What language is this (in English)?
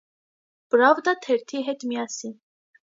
Armenian